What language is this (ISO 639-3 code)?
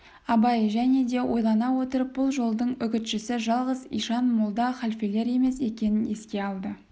kaz